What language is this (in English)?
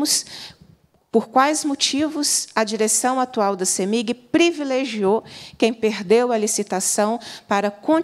Portuguese